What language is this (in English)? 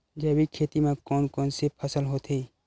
Chhattisgarhi